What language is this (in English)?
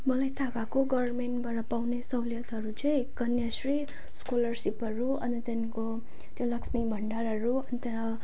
Nepali